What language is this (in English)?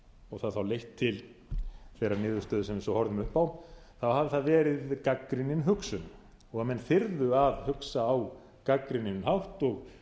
Icelandic